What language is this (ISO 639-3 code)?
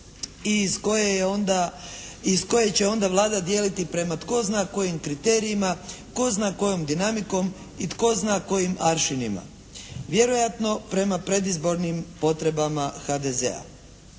hrv